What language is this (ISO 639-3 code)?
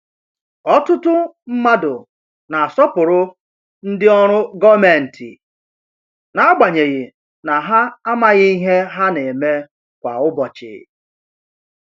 ibo